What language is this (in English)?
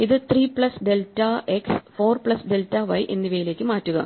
Malayalam